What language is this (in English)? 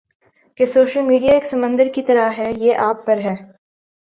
Urdu